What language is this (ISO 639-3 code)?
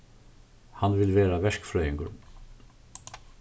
fao